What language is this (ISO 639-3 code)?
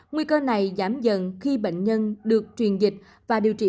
vie